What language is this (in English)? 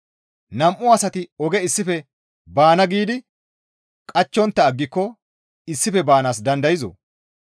Gamo